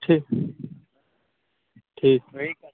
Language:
Maithili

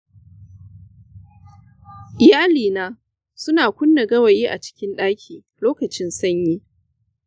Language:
Hausa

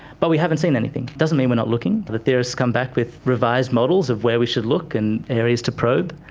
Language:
English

